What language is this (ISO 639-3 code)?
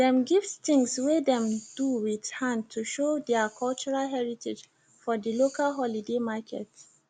pcm